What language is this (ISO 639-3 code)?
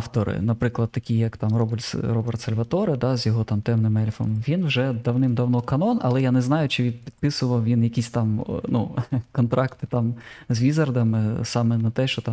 ukr